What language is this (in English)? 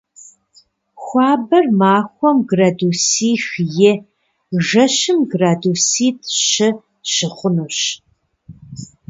Kabardian